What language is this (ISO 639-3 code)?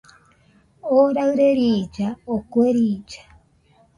hux